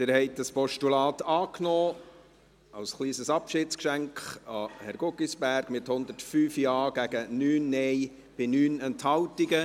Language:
Swiss German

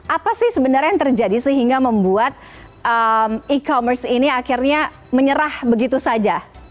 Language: Indonesian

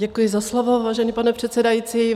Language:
Czech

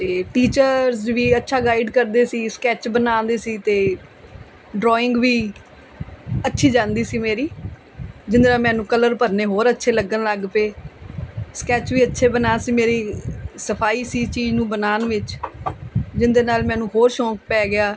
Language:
Punjabi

